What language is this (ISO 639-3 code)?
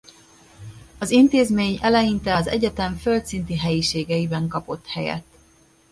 hun